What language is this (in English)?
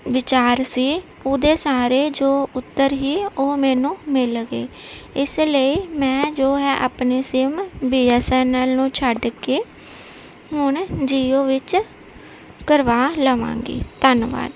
Punjabi